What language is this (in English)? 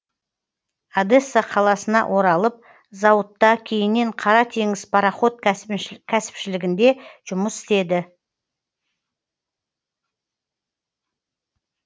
Kazakh